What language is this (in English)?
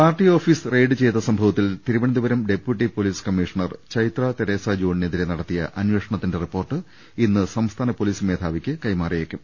Malayalam